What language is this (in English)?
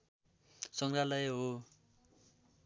Nepali